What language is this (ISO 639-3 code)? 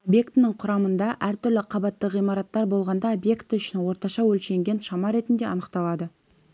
kaz